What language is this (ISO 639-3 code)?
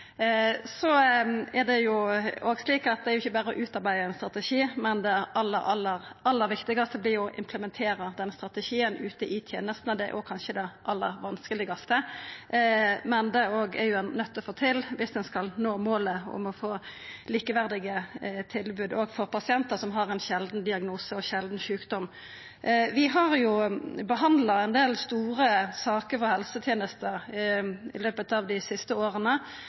nno